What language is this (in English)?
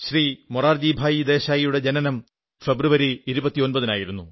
Malayalam